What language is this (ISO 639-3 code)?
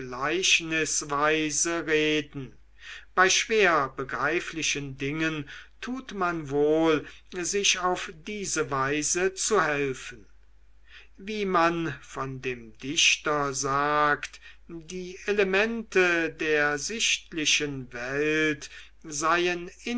deu